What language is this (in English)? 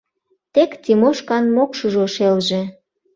Mari